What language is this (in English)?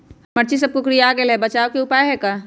Magahi